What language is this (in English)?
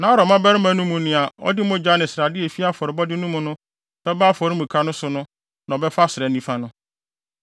Akan